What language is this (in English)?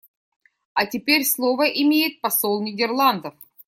Russian